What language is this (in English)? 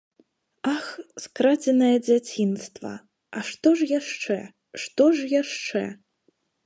Belarusian